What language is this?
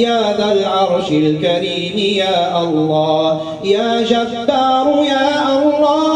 Arabic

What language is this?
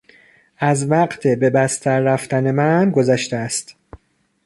Persian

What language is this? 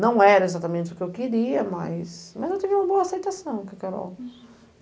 Portuguese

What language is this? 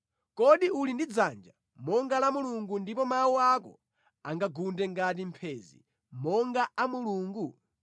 Nyanja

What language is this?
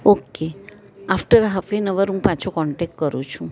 Gujarati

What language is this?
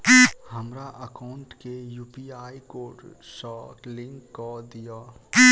Maithili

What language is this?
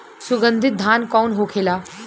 Bhojpuri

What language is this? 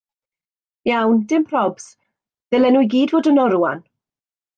Welsh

